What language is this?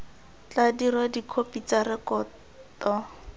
Tswana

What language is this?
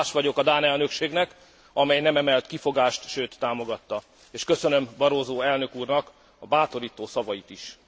Hungarian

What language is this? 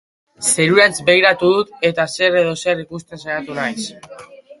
Basque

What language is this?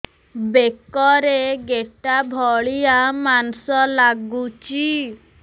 Odia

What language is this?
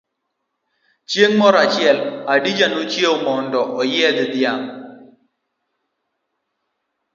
Luo (Kenya and Tanzania)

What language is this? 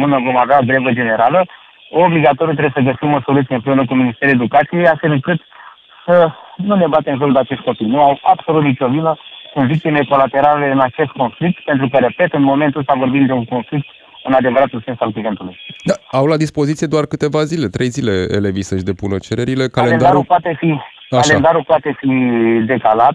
Romanian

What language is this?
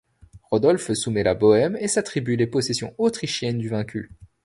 French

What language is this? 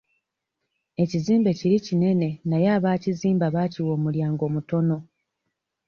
Ganda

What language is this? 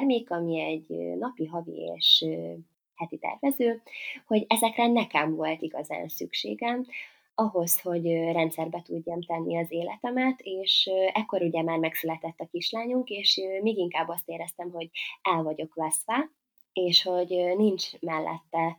Hungarian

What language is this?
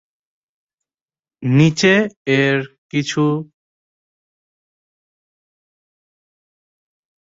Bangla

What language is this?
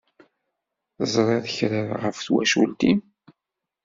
Kabyle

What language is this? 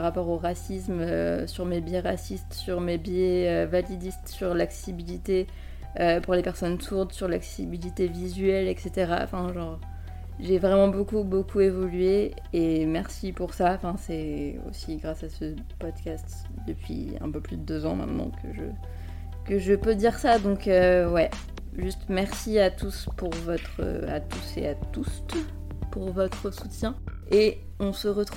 French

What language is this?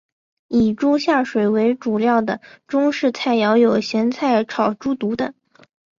Chinese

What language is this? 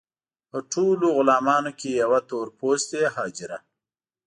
Pashto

